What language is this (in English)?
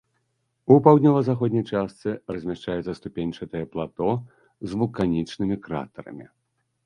Belarusian